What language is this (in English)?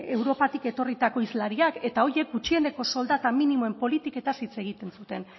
Basque